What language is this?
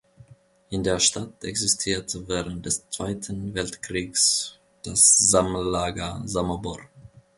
German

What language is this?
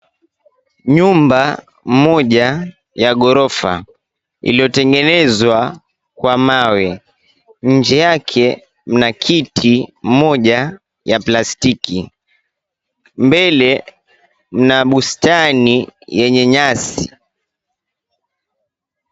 Swahili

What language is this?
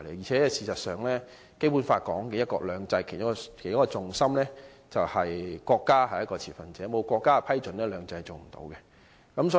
Cantonese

